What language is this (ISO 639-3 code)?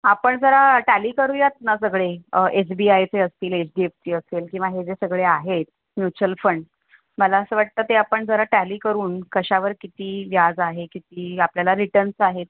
mar